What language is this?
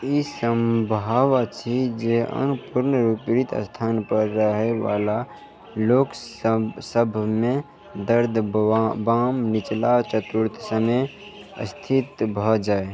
Maithili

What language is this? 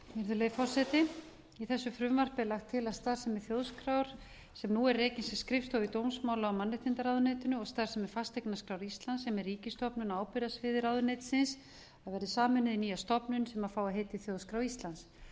Icelandic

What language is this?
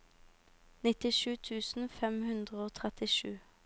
Norwegian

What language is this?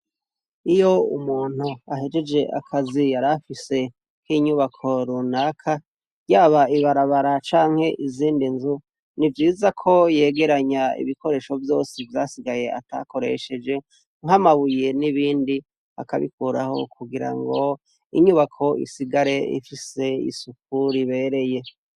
Rundi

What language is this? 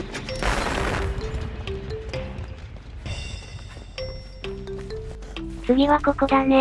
Japanese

